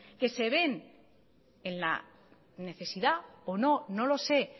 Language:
Spanish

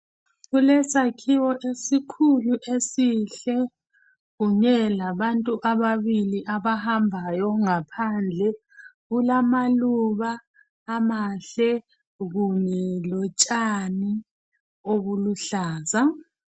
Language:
North Ndebele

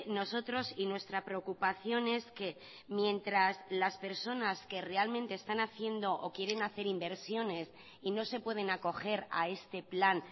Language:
Spanish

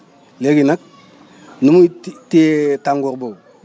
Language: Wolof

